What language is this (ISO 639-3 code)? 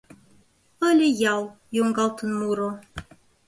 chm